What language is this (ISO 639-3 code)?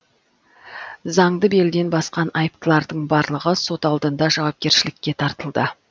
kaz